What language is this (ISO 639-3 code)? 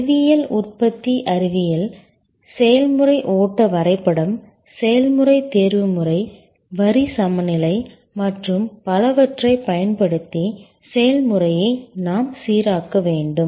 tam